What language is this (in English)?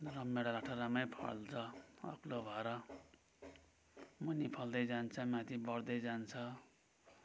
Nepali